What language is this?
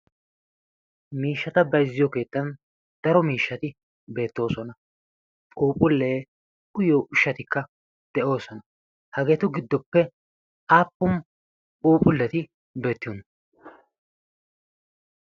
Wolaytta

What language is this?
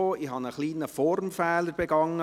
Swiss German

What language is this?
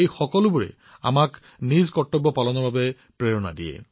Assamese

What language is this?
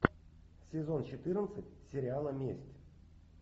Russian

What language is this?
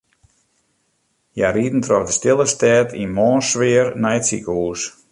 Western Frisian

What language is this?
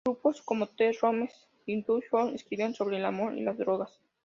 Spanish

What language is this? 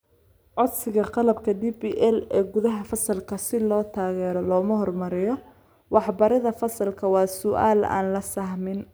Somali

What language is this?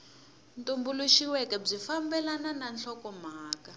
Tsonga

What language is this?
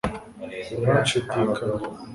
Kinyarwanda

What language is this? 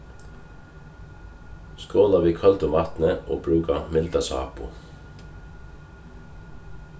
Faroese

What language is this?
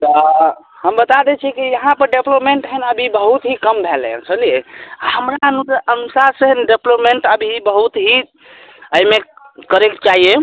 Maithili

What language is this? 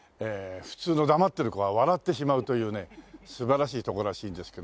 Japanese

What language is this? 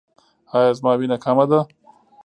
Pashto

